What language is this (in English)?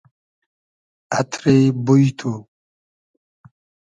Hazaragi